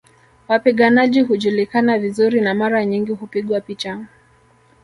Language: Swahili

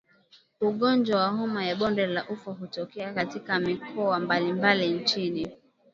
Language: Swahili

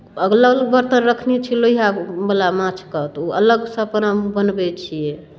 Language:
Maithili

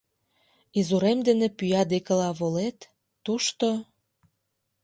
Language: Mari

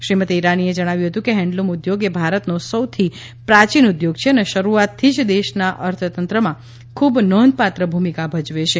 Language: Gujarati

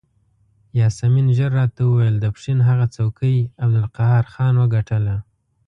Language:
Pashto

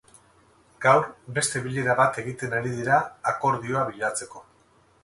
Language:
Basque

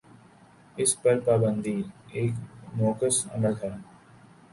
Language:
Urdu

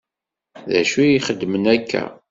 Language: Kabyle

